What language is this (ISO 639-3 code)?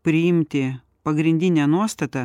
lit